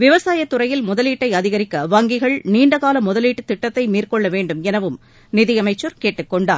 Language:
Tamil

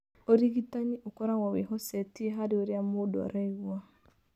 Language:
Kikuyu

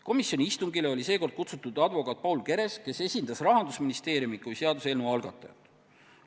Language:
Estonian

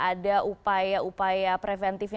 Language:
Indonesian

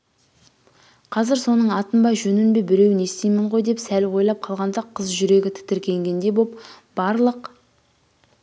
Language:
Kazakh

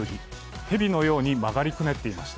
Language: Japanese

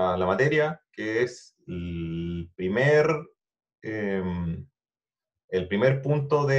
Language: Spanish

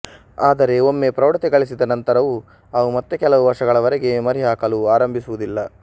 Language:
Kannada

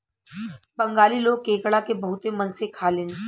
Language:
Bhojpuri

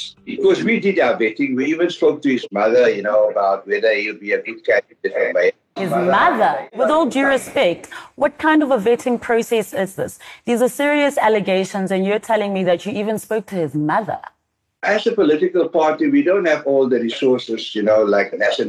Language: English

